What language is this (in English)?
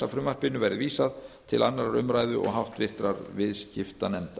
Icelandic